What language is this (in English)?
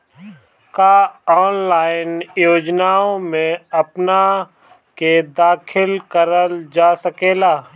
Bhojpuri